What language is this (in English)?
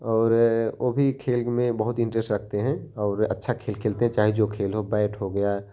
Hindi